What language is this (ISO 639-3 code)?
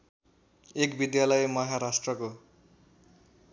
nep